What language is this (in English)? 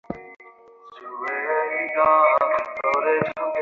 Bangla